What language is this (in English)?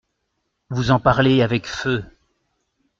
French